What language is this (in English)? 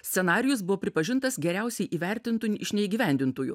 Lithuanian